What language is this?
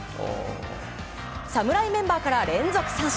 Japanese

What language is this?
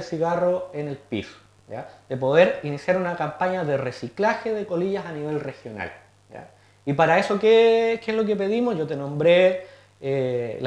Spanish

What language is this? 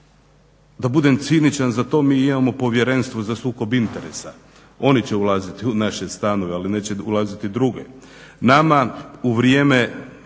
Croatian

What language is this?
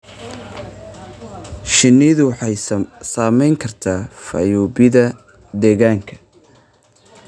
Somali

